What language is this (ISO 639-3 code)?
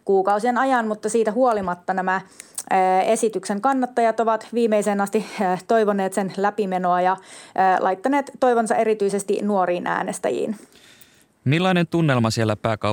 fin